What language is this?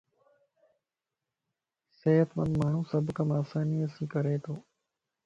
Lasi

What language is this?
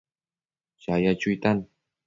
Matsés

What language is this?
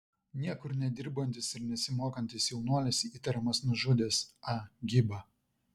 Lithuanian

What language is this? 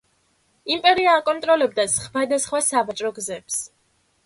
Georgian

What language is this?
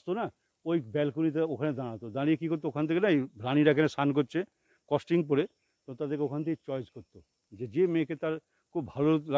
Turkish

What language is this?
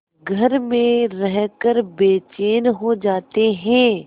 Hindi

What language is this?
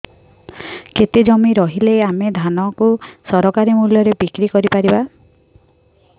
Odia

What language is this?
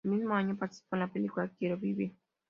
Spanish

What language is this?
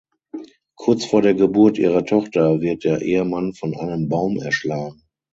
German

